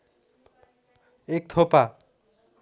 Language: Nepali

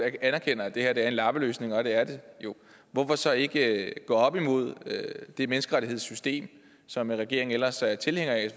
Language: Danish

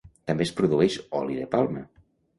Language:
Catalan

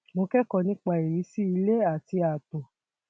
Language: Yoruba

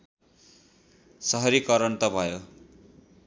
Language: Nepali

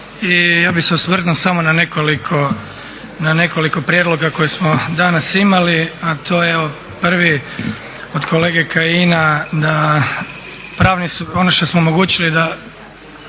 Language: Croatian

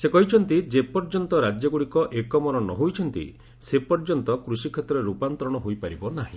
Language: Odia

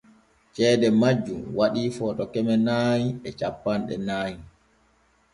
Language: Borgu Fulfulde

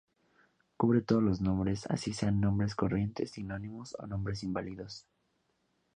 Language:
Spanish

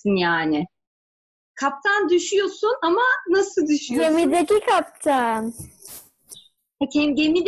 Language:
Turkish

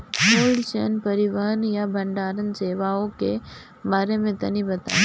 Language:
Bhojpuri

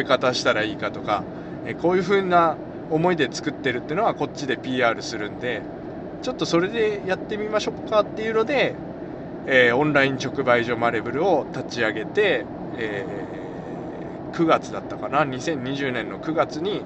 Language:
Japanese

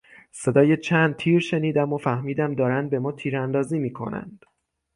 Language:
Persian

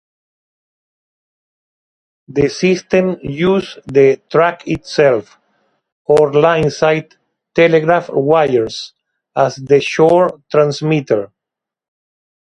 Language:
English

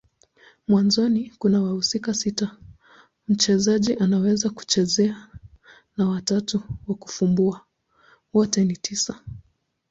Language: Swahili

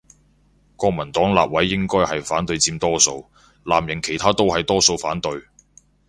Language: Cantonese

